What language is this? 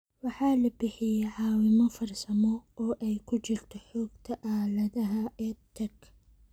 Somali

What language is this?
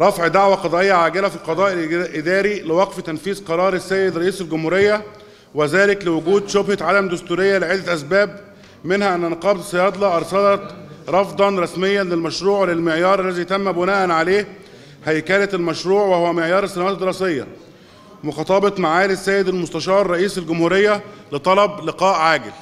Arabic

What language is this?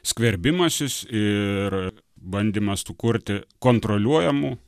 Lithuanian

